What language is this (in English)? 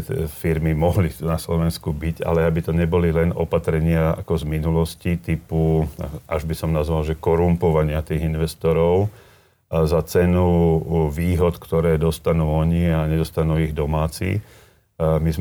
Slovak